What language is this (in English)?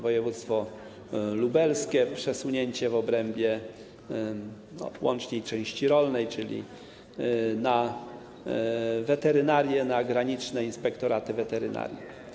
Polish